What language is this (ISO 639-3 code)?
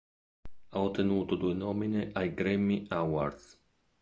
ita